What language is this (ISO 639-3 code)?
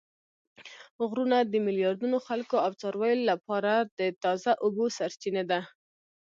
pus